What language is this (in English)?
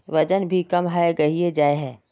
Magahi